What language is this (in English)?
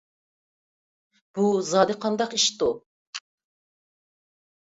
Uyghur